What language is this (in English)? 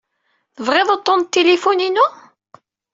Kabyle